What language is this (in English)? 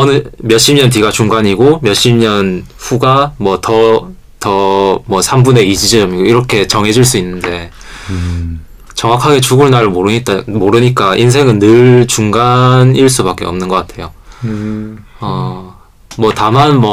Korean